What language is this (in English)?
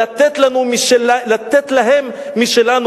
Hebrew